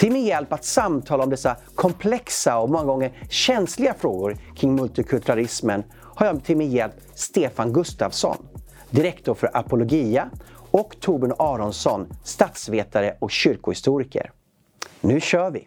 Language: Swedish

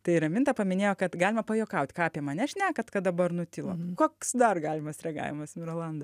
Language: Lithuanian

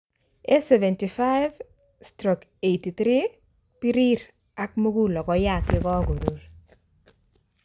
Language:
Kalenjin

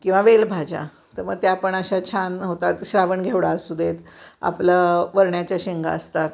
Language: Marathi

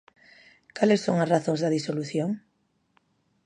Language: Galician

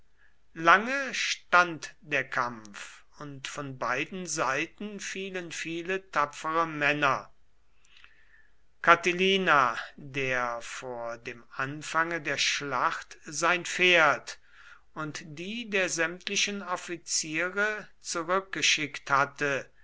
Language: German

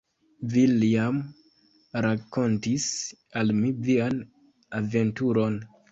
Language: Esperanto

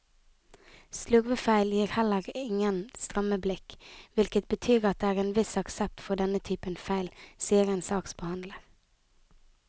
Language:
Norwegian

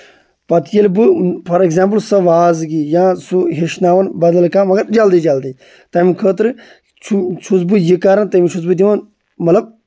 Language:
Kashmiri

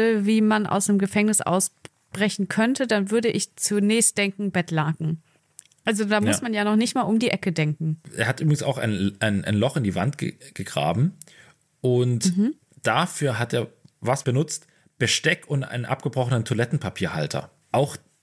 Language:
German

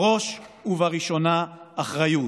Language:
Hebrew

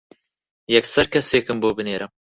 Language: Central Kurdish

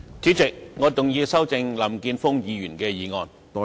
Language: Cantonese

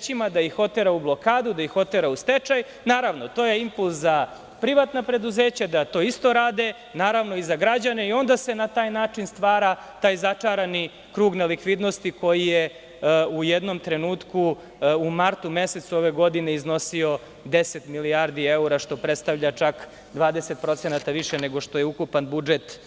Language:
Serbian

